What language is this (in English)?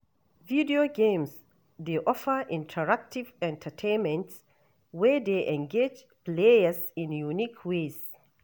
Nigerian Pidgin